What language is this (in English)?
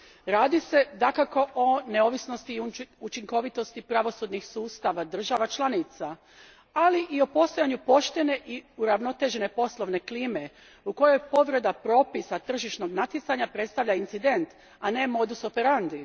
Croatian